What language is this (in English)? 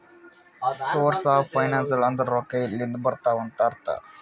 Kannada